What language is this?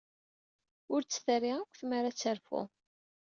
Kabyle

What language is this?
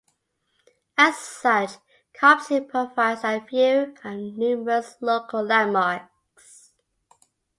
English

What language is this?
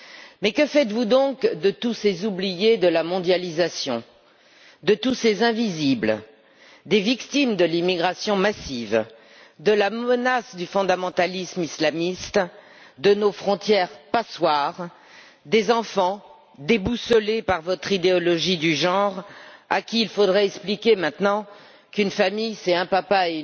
French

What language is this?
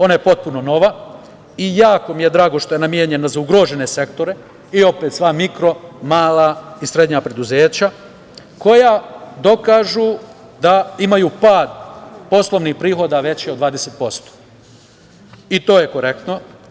Serbian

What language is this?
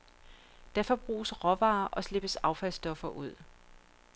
Danish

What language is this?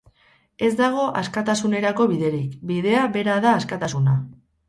Basque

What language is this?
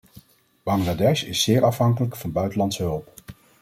Dutch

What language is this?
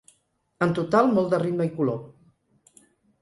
Catalan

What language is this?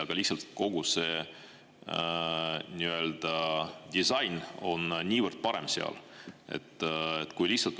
Estonian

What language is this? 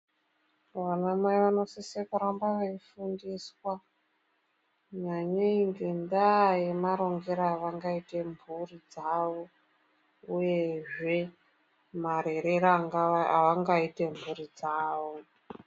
Ndau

